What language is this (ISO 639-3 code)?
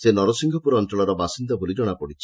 ori